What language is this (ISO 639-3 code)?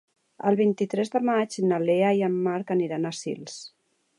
cat